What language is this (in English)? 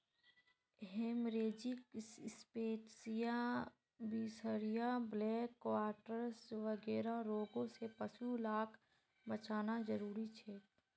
Magahi